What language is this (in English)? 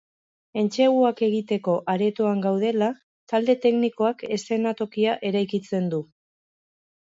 Basque